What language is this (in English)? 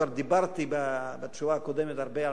Hebrew